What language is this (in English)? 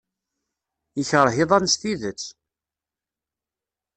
Kabyle